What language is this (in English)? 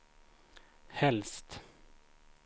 Swedish